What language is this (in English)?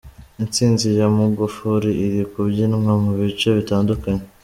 Kinyarwanda